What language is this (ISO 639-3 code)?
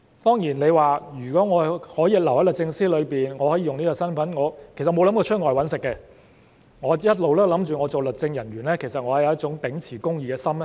yue